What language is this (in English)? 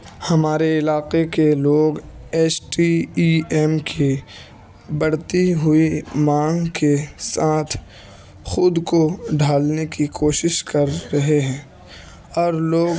Urdu